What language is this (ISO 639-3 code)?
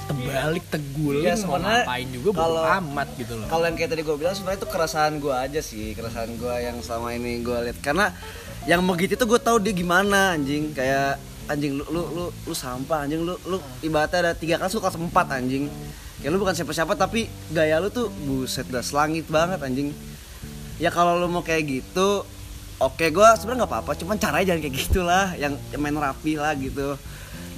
ind